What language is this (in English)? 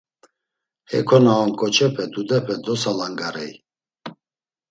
Laz